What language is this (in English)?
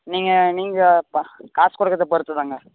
Tamil